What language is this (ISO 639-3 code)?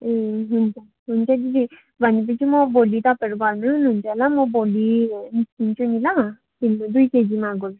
nep